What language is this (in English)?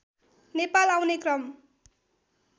Nepali